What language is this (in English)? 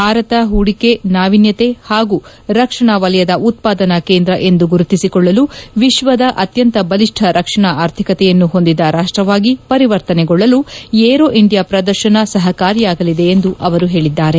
Kannada